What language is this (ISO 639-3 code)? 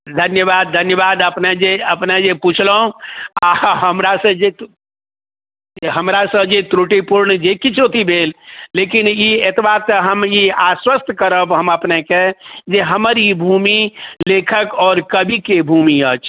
mai